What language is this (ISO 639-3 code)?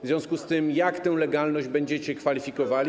pol